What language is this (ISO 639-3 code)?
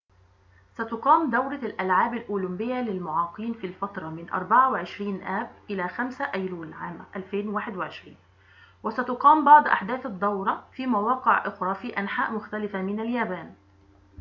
ara